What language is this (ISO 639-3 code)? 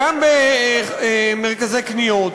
heb